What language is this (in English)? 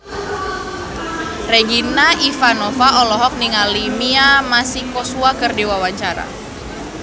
Sundanese